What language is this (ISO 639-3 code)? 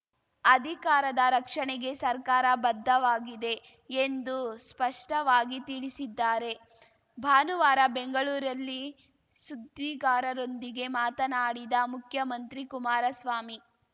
kan